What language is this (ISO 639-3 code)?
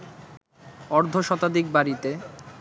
ben